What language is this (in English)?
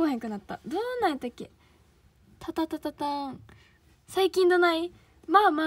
Japanese